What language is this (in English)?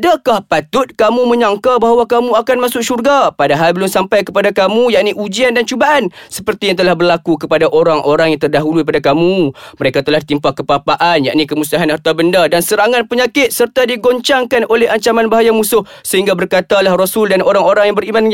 Malay